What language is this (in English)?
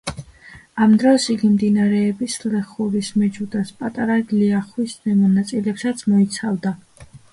Georgian